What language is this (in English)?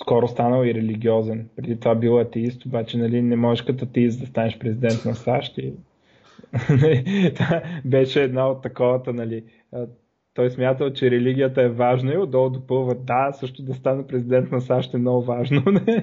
Bulgarian